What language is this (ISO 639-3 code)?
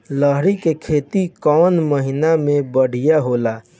bho